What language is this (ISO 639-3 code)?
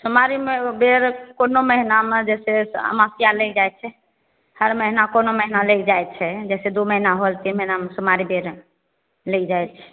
mai